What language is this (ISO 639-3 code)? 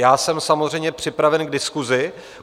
ces